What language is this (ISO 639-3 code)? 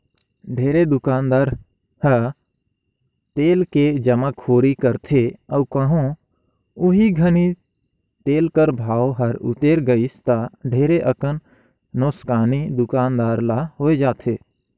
hne